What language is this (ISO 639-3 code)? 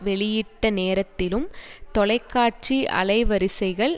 tam